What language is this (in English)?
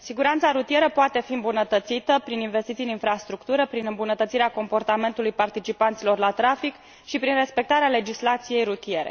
Romanian